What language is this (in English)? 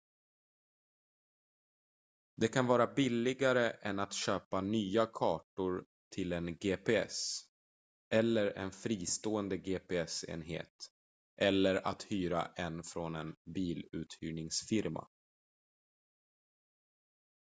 Swedish